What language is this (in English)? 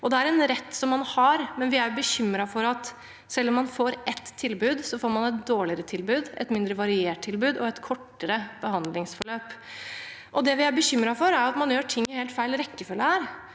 Norwegian